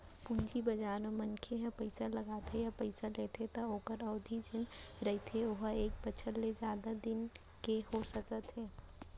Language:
Chhattisgarhi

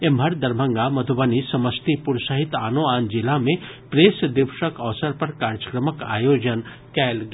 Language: Maithili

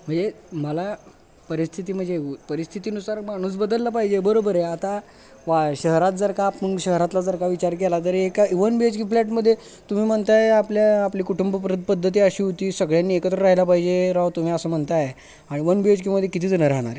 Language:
Marathi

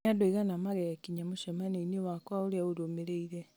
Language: Kikuyu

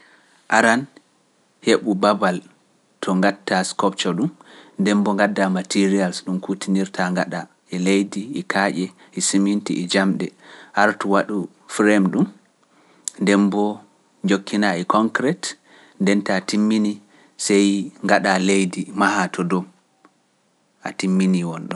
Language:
Pular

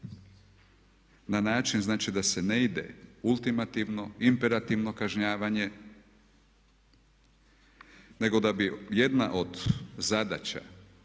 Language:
Croatian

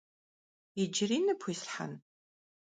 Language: Kabardian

